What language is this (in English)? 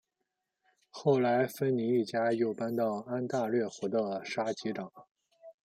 Chinese